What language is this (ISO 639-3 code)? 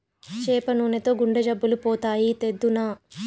tel